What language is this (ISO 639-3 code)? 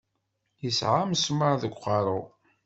kab